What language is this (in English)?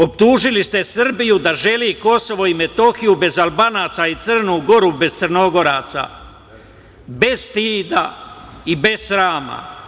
Serbian